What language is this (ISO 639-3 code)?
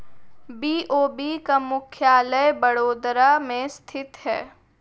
hin